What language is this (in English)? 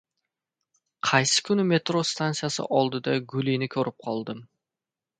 Uzbek